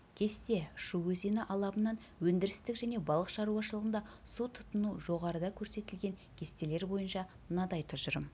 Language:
Kazakh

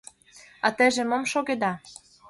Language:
Mari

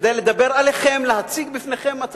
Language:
Hebrew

